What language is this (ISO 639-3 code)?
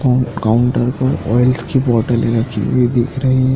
hin